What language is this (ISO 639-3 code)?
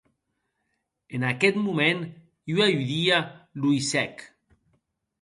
oci